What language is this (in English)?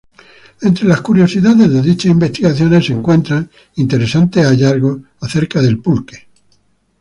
Spanish